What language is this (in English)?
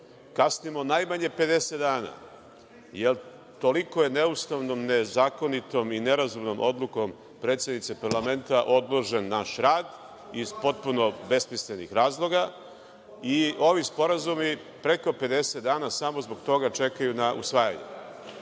Serbian